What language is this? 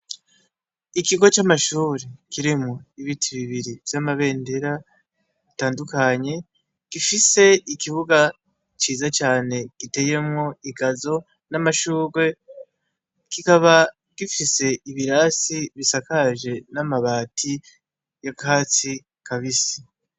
Rundi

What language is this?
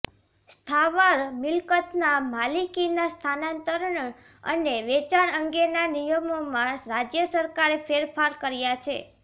Gujarati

